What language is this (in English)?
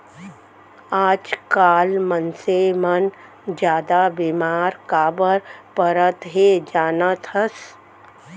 Chhattisgarhi